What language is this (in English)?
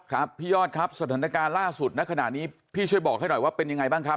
Thai